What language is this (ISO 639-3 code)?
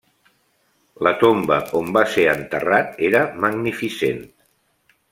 cat